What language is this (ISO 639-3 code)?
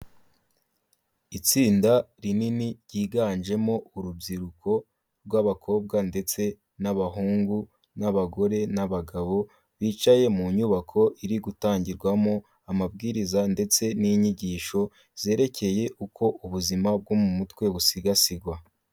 kin